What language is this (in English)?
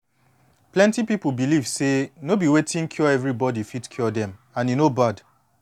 Nigerian Pidgin